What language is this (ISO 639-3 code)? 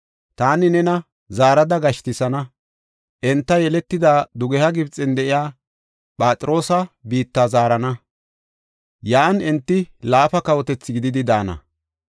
gof